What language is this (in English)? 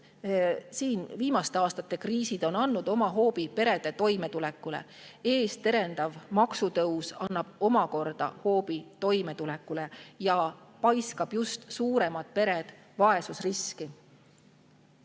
Estonian